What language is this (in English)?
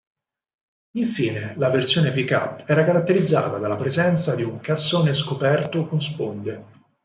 Italian